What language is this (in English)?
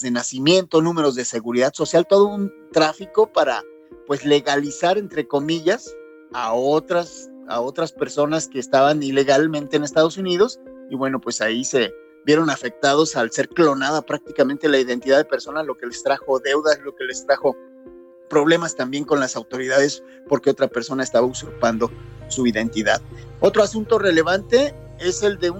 Spanish